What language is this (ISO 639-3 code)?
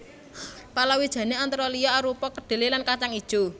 jav